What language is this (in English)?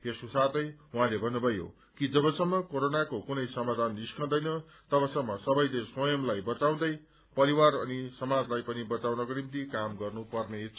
Nepali